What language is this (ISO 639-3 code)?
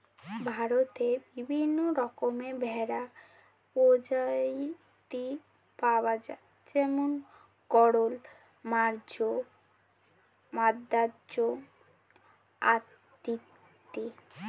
ben